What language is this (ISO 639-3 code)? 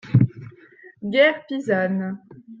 fra